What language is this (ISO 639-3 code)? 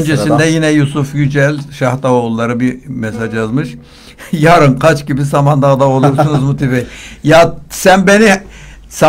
tur